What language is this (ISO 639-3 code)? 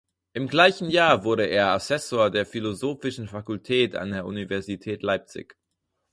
deu